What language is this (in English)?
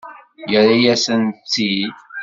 Kabyle